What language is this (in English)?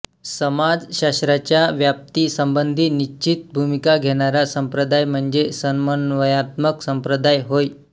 Marathi